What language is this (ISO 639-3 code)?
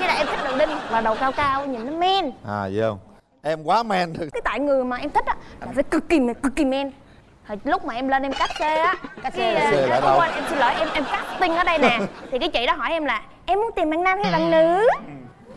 vie